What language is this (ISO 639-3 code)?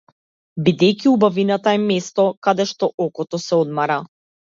mkd